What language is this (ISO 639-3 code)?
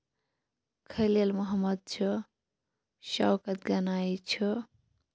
kas